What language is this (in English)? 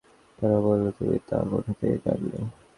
Bangla